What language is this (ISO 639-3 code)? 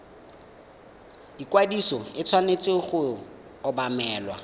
tsn